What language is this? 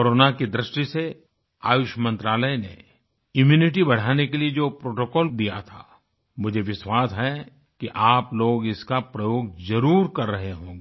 Hindi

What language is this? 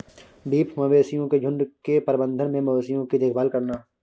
Hindi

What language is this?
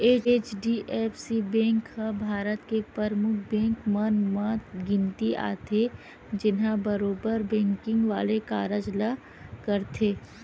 Chhattisgarhi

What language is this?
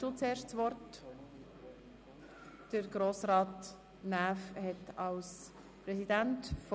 Swiss German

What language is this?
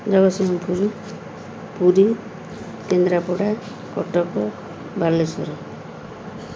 Odia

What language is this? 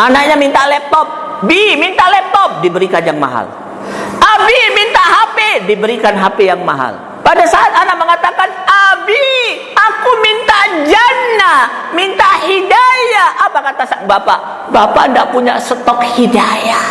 Indonesian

